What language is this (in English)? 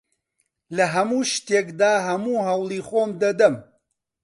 Central Kurdish